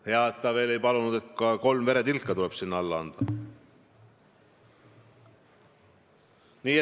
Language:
Estonian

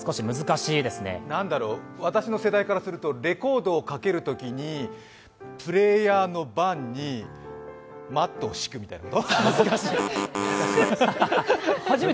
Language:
Japanese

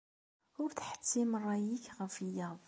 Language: Kabyle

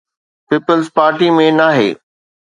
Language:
Sindhi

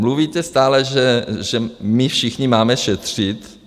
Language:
Czech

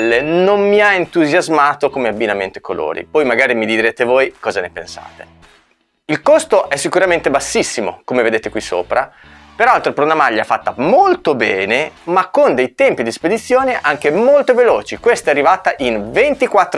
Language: Italian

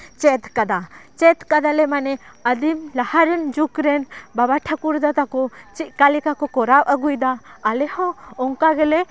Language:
Santali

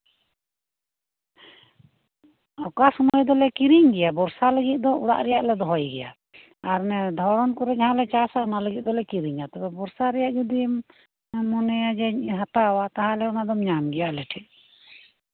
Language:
Santali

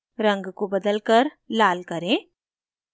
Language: Hindi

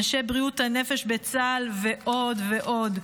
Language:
Hebrew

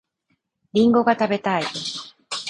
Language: Japanese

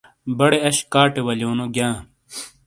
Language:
Shina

